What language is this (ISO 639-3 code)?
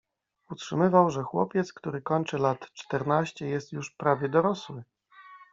pol